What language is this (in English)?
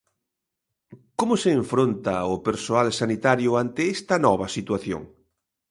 Galician